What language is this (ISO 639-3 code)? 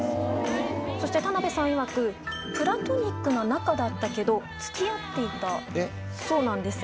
jpn